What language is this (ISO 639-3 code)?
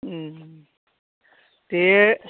brx